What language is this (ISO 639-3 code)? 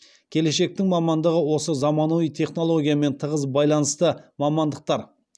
kaz